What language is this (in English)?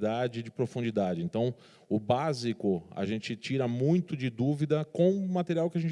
Portuguese